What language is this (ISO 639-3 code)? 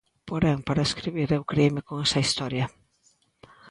glg